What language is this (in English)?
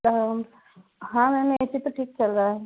Hindi